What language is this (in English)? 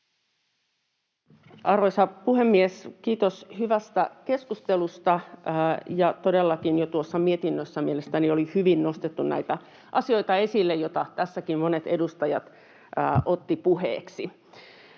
Finnish